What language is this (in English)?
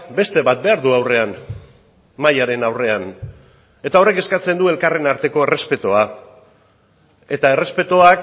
Basque